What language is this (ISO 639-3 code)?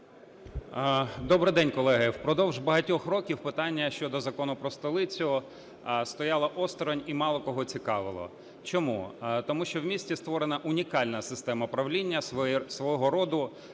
ukr